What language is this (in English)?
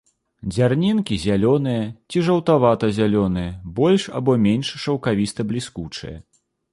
Belarusian